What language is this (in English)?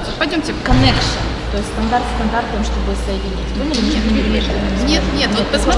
Russian